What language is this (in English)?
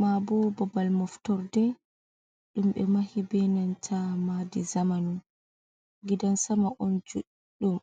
Fula